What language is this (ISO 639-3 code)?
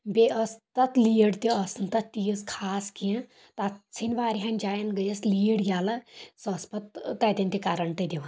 kas